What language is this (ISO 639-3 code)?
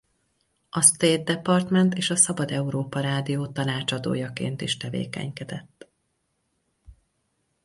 hun